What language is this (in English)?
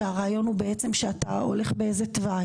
Hebrew